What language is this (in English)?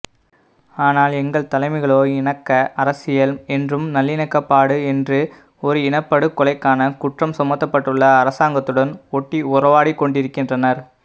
Tamil